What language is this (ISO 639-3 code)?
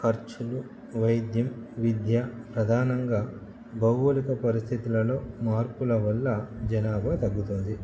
tel